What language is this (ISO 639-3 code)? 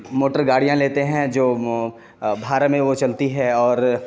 urd